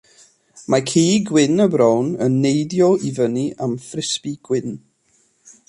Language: Welsh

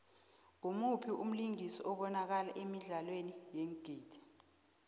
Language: South Ndebele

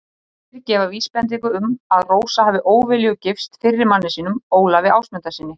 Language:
Icelandic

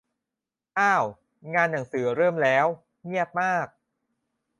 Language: Thai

